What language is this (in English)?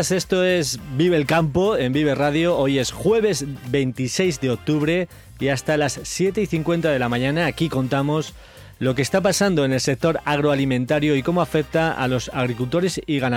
Spanish